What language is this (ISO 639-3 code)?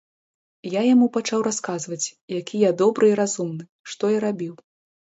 bel